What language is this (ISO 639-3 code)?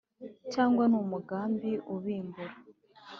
kin